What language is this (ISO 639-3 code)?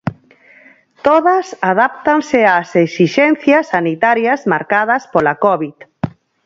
glg